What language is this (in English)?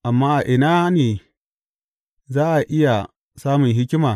Hausa